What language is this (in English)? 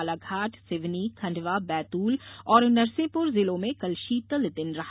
Hindi